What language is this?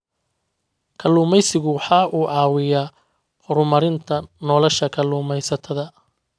Somali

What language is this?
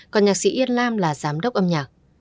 Vietnamese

